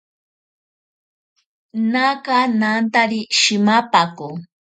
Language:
Ashéninka Perené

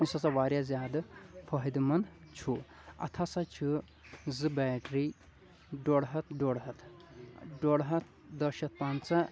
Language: Kashmiri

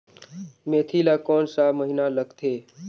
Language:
Chhattisgarhi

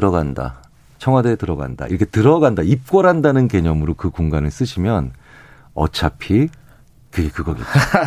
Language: Korean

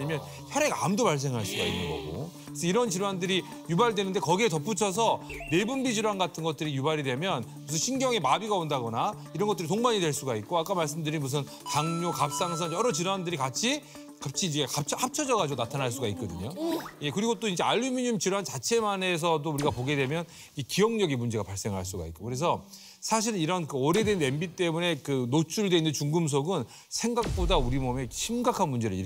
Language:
Korean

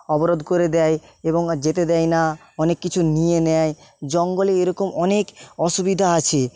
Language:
Bangla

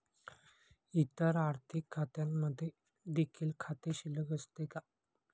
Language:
Marathi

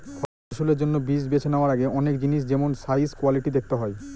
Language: Bangla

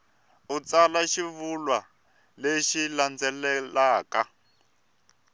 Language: Tsonga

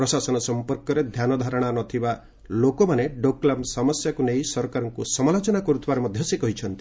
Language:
Odia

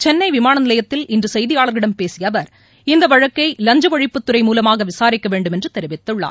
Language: Tamil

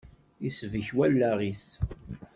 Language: Kabyle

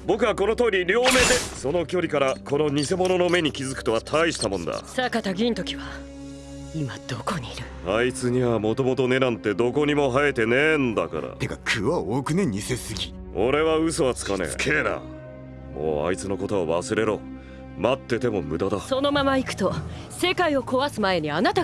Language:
Japanese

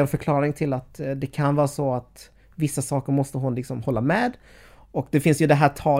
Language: Swedish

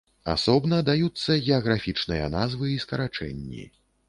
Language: Belarusian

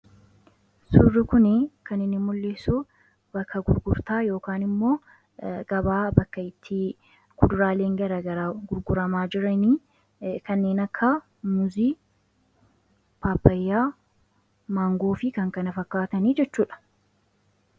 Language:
Oromo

